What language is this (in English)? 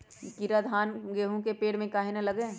Magahi